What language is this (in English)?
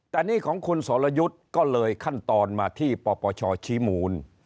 Thai